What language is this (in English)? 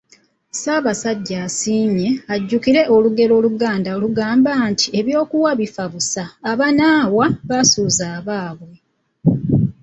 Ganda